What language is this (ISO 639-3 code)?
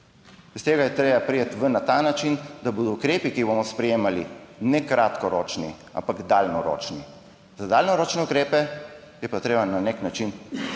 slv